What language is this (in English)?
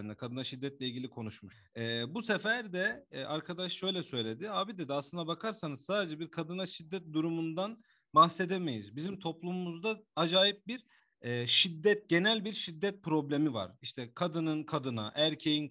Turkish